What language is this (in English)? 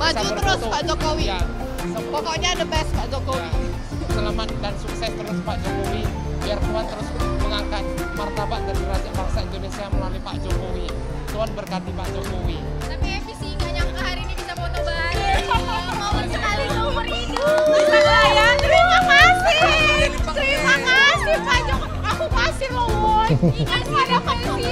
Indonesian